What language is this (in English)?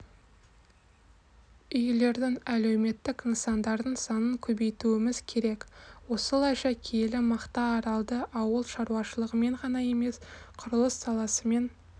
Kazakh